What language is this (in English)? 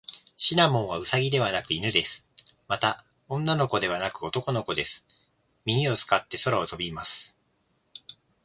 Japanese